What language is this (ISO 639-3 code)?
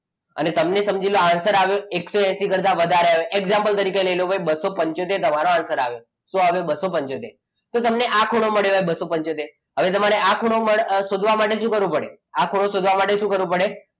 guj